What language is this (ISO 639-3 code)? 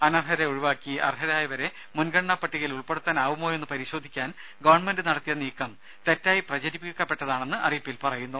mal